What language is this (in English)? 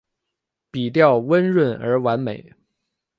Chinese